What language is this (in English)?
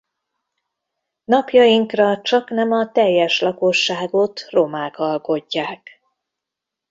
Hungarian